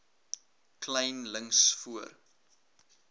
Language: Afrikaans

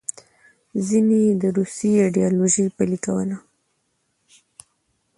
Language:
Pashto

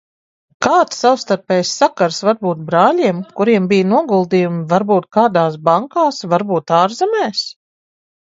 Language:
Latvian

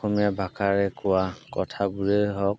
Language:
Assamese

